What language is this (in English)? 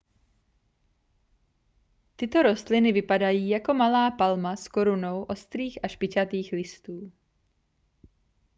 Czech